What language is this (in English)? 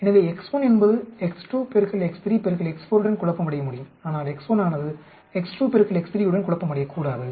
Tamil